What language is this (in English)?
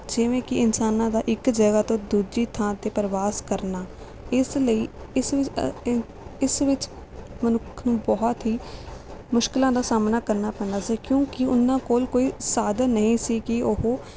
Punjabi